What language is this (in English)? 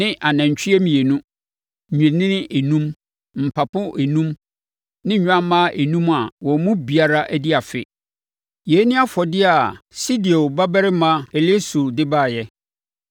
Akan